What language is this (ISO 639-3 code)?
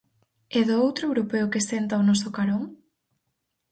glg